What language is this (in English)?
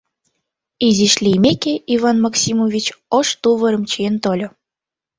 Mari